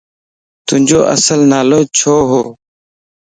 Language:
Lasi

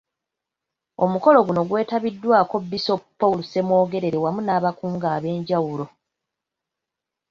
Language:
Ganda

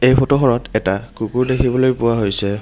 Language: Assamese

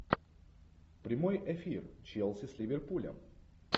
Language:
Russian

